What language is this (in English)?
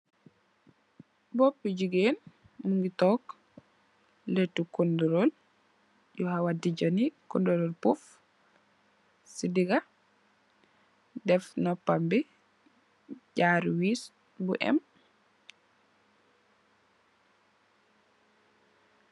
Wolof